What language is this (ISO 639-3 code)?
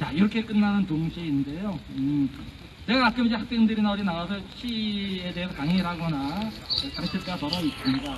kor